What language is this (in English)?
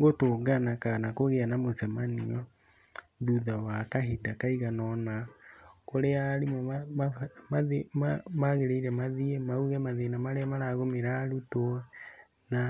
Kikuyu